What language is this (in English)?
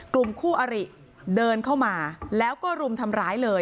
Thai